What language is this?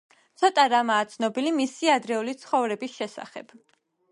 Georgian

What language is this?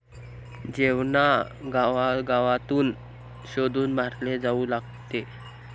Marathi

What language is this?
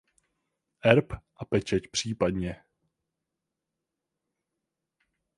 Czech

